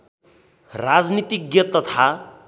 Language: Nepali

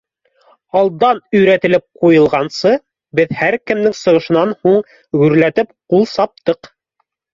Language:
Bashkir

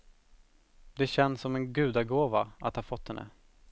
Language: Swedish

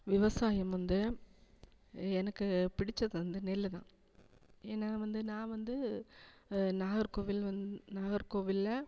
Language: Tamil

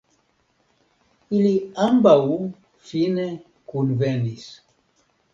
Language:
Esperanto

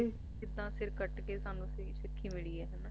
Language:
Punjabi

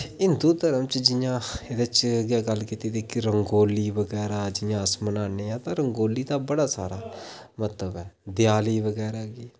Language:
Dogri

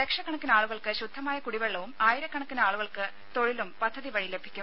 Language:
Malayalam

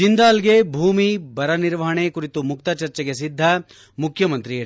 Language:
Kannada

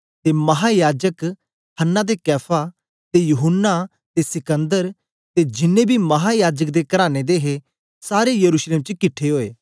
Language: Dogri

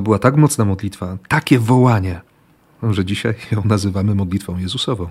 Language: Polish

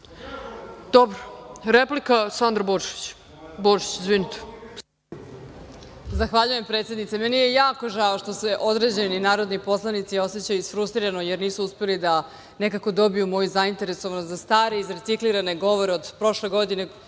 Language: Serbian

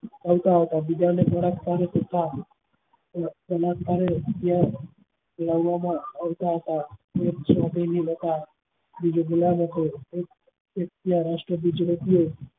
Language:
Gujarati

